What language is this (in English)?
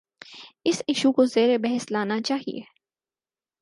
Urdu